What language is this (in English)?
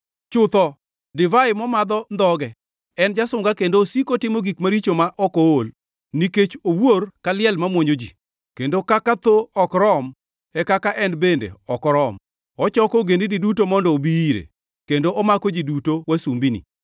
Luo (Kenya and Tanzania)